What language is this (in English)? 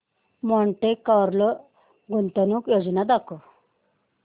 Marathi